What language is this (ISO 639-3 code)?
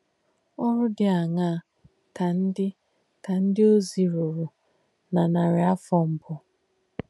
ibo